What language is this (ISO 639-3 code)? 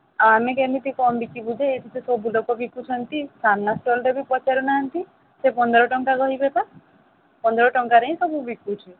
ori